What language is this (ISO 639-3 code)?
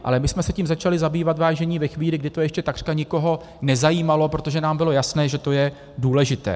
ces